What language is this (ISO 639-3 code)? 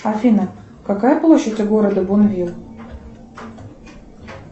rus